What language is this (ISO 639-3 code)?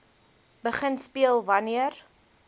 afr